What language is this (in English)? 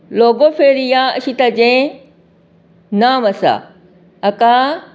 Konkani